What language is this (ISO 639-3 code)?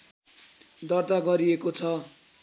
nep